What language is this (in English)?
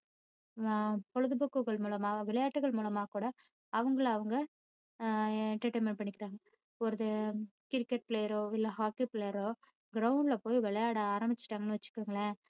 Tamil